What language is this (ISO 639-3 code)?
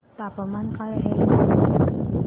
mar